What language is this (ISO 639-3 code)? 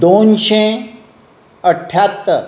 kok